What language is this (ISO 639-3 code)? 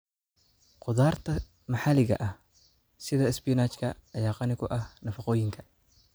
som